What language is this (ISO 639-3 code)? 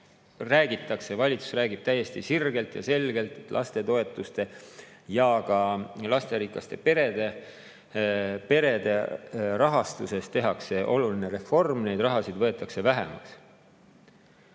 est